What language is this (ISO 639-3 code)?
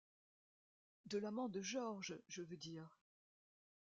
fra